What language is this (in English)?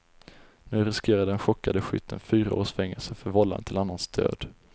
Swedish